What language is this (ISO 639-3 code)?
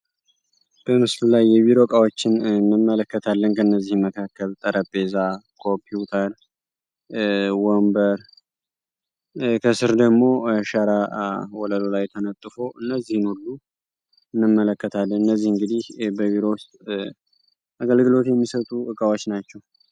amh